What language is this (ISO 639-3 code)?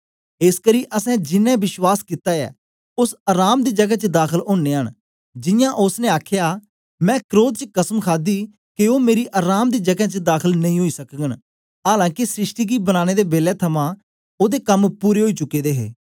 doi